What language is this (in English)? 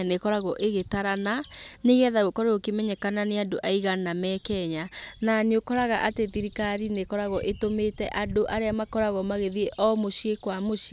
Kikuyu